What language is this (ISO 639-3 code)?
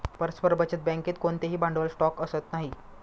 mar